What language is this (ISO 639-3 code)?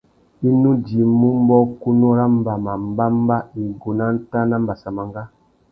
bag